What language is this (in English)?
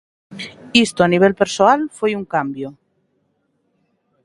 Galician